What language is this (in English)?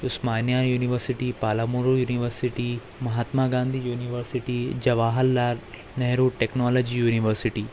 Urdu